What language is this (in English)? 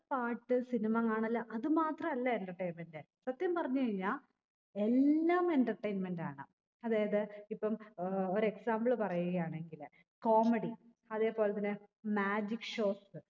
Malayalam